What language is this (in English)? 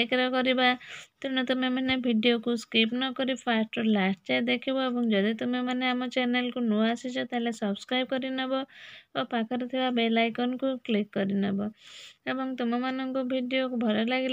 Romanian